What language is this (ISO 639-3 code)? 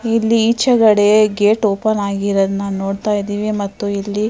kan